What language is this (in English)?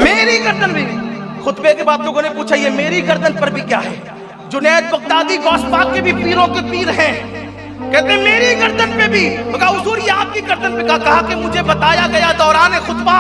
Urdu